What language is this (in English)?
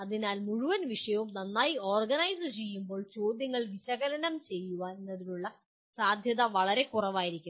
Malayalam